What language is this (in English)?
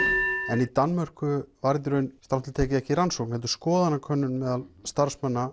Icelandic